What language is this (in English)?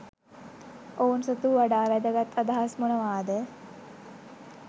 Sinhala